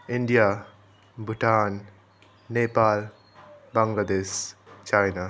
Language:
Nepali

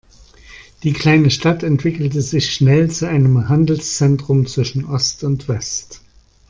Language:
German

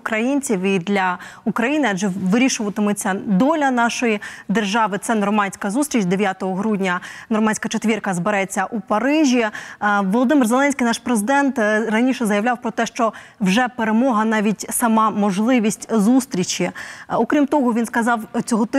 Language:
Ukrainian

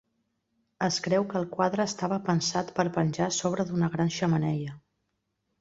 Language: Catalan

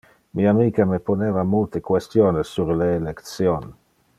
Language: Interlingua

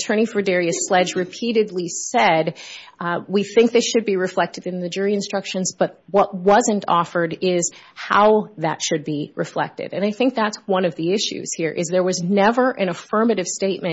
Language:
English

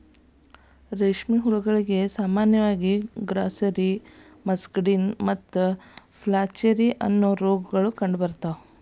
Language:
Kannada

